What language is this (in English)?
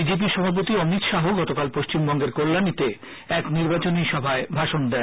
Bangla